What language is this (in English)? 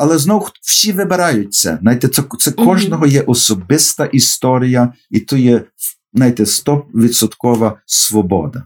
Ukrainian